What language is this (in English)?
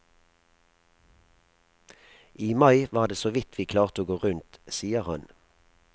Norwegian